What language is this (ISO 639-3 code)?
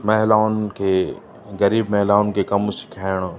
snd